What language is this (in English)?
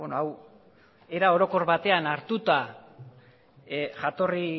Basque